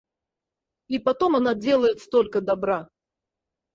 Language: Russian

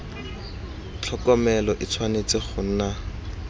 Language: Tswana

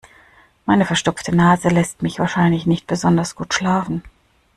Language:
German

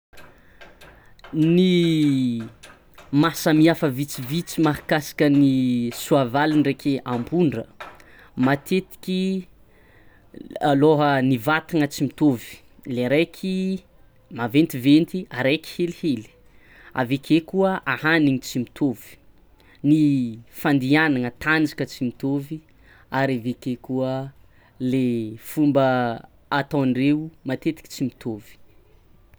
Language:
Tsimihety Malagasy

